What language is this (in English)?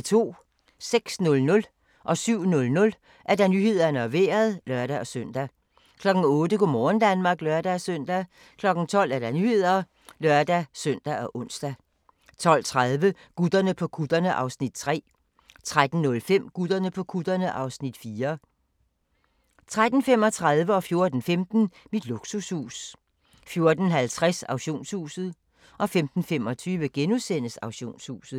Danish